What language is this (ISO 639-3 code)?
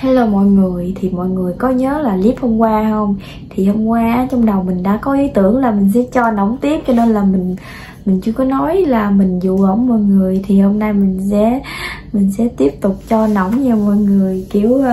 vie